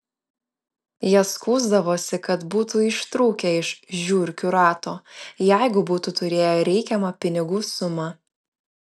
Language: Lithuanian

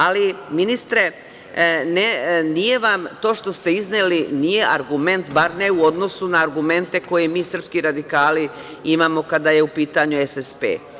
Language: Serbian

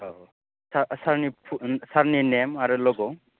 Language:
Bodo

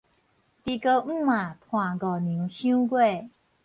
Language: Min Nan Chinese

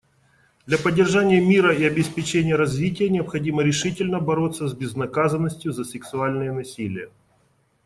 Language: Russian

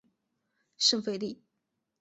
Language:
Chinese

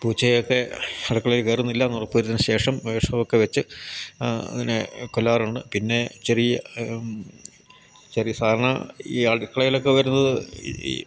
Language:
Malayalam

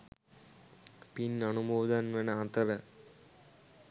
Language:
Sinhala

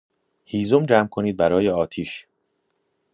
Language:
Persian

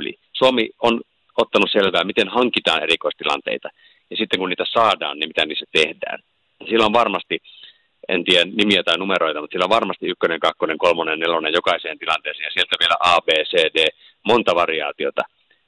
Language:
Finnish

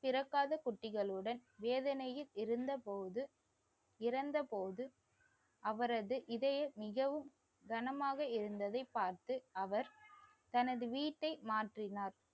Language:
Tamil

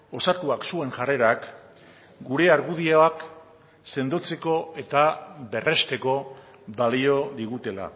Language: Basque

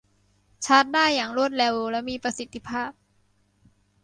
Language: Thai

